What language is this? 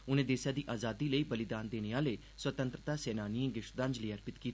Dogri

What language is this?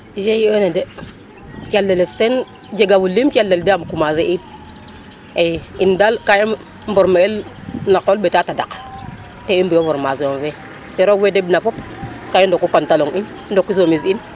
Serer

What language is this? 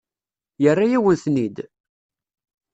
Kabyle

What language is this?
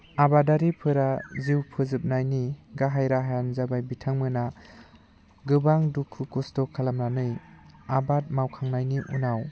Bodo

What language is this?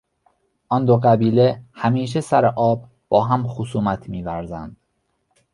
Persian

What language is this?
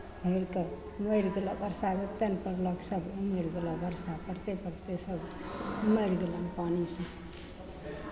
Maithili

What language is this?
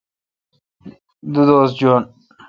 Kalkoti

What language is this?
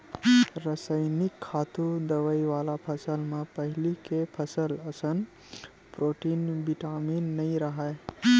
Chhattisgarhi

